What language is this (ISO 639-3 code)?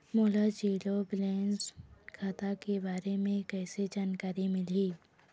hne